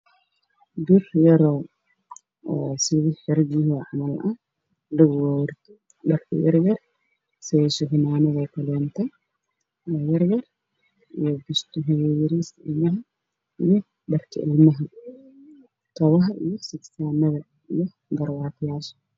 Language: Somali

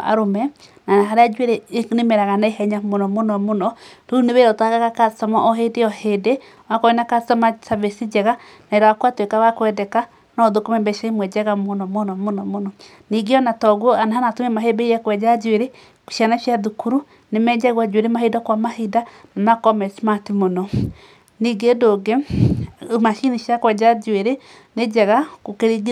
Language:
Kikuyu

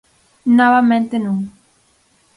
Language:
Galician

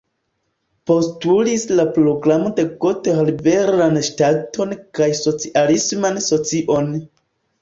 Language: Esperanto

